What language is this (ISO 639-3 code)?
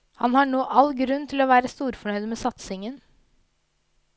nor